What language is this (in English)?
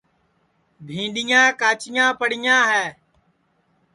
Sansi